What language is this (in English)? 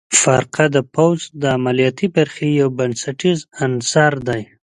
Pashto